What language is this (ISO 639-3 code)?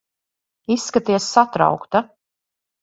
lav